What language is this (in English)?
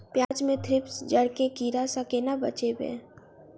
Maithili